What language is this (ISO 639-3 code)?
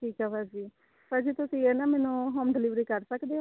pan